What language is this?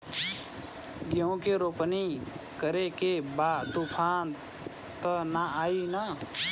Bhojpuri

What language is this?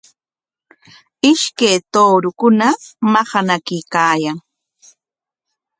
Corongo Ancash Quechua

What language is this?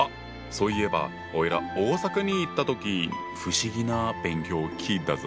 Japanese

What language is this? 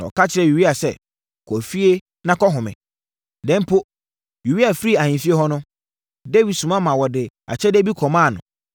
Akan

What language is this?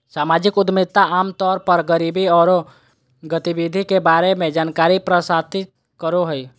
Magahi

